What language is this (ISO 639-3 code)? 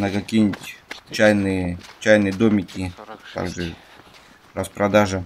rus